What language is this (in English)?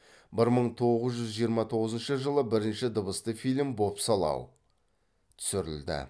Kazakh